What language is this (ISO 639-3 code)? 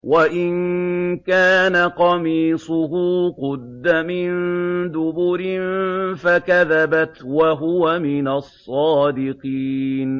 ara